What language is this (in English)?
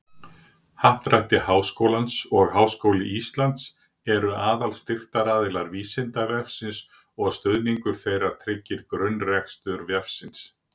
Icelandic